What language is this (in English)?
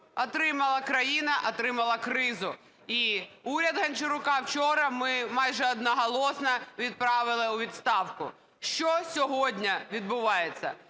Ukrainian